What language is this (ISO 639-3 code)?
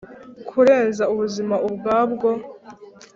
kin